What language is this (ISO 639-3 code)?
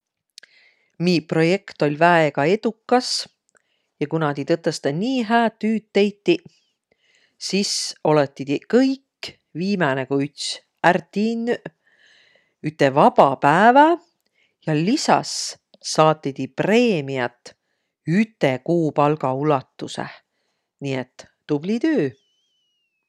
vro